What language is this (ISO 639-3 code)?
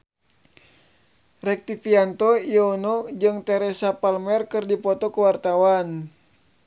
sun